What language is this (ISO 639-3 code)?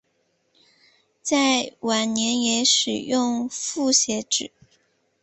zho